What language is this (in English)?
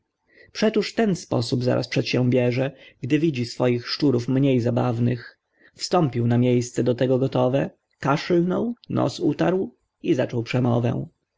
Polish